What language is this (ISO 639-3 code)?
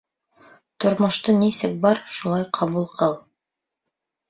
bak